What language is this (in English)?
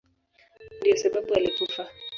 Swahili